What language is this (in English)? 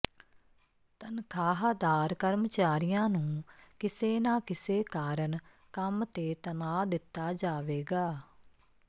Punjabi